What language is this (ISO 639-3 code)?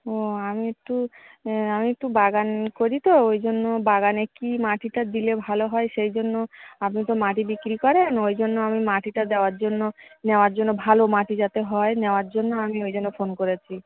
ben